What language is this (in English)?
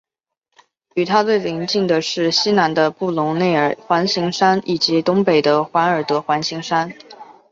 Chinese